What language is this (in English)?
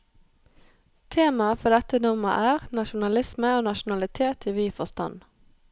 Norwegian